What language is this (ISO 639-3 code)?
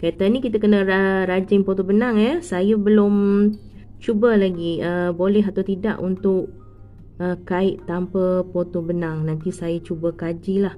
msa